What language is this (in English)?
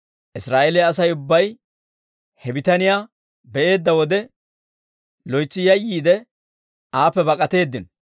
Dawro